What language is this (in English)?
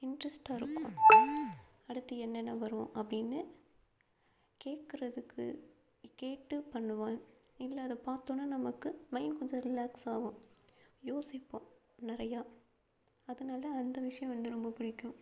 Tamil